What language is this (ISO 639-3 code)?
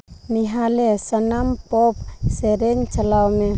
sat